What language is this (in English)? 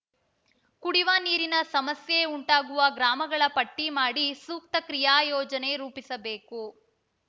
Kannada